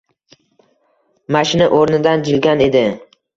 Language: Uzbek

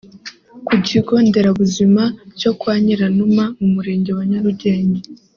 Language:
Kinyarwanda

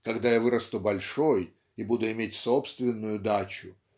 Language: Russian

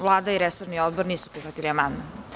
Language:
Serbian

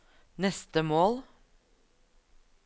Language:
Norwegian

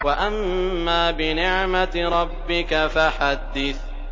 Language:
Arabic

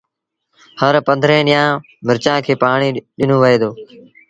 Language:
Sindhi Bhil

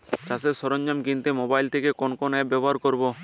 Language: Bangla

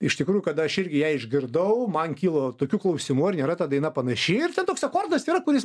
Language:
Lithuanian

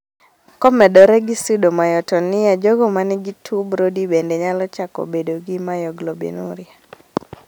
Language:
Luo (Kenya and Tanzania)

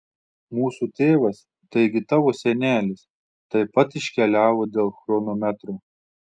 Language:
Lithuanian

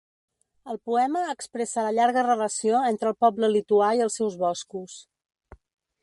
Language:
Catalan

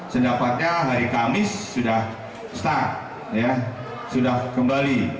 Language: Indonesian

